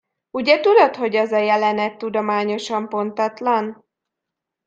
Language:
Hungarian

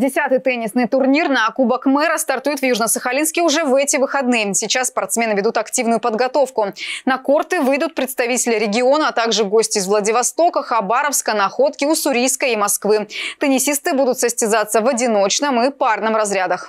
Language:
Russian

